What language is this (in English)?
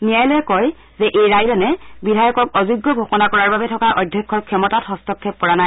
Assamese